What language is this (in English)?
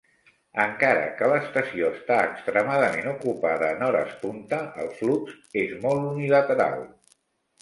Catalan